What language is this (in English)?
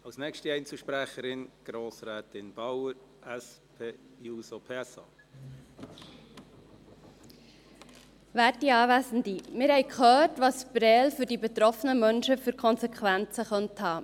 Swiss German